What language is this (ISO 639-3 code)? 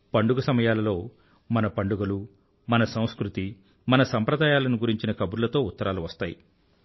tel